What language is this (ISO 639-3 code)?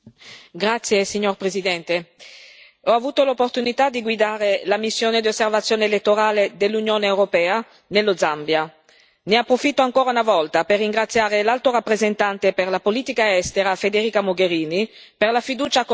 ita